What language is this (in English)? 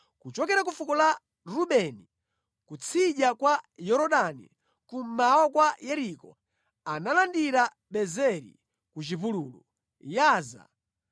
Nyanja